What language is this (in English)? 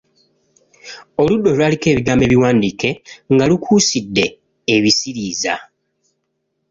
Ganda